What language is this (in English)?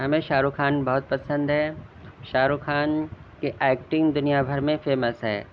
Urdu